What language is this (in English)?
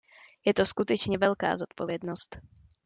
Czech